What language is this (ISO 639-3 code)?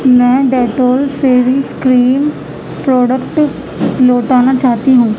urd